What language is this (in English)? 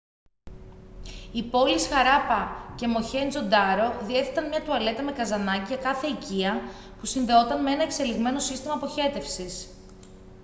Greek